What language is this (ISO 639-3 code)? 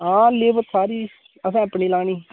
doi